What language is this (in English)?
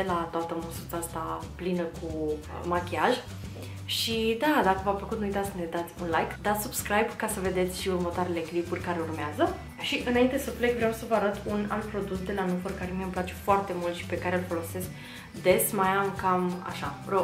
Romanian